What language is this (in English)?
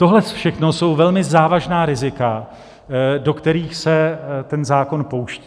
Czech